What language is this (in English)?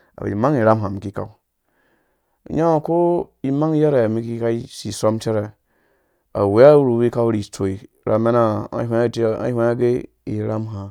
Dũya